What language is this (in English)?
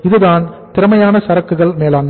Tamil